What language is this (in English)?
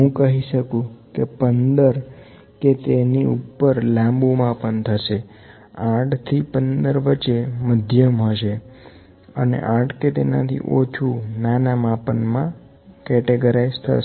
Gujarati